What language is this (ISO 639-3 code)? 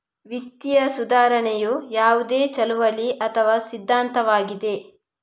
kan